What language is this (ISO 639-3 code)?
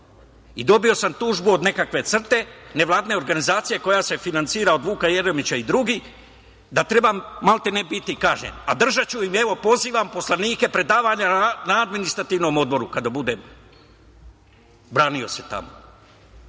srp